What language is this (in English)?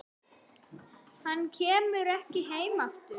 Icelandic